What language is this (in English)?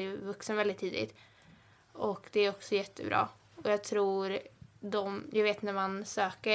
Swedish